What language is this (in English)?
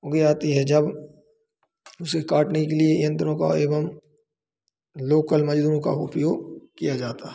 Hindi